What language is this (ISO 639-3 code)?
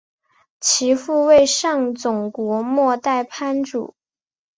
zho